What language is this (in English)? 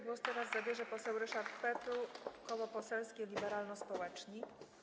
Polish